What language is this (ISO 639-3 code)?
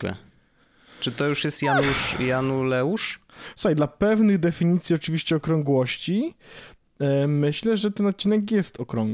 pol